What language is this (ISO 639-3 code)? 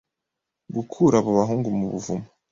kin